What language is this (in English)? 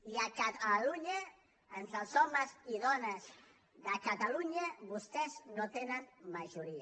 Catalan